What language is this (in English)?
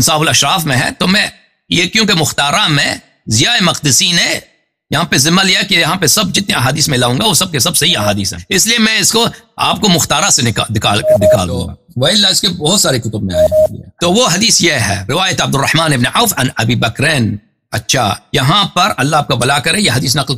Arabic